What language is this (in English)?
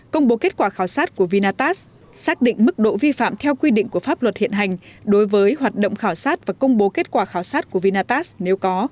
Vietnamese